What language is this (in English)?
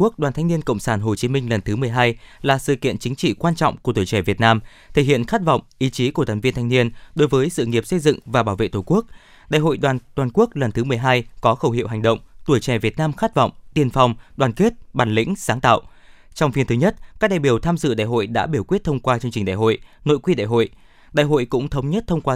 Vietnamese